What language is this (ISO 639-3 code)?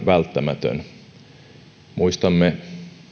fin